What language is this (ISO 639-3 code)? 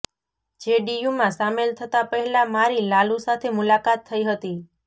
guj